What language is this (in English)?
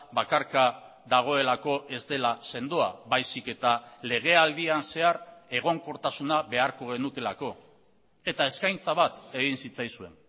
Basque